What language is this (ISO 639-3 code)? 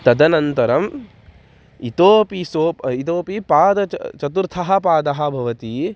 san